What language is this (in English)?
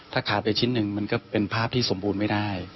Thai